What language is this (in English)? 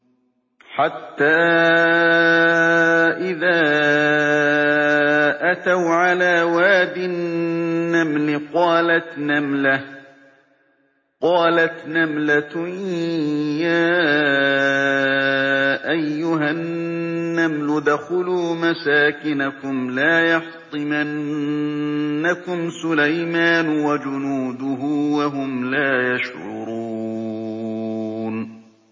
Arabic